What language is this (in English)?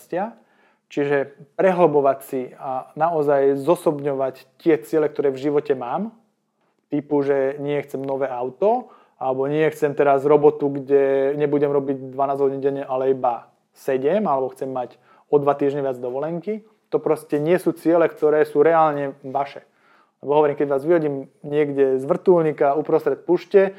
Slovak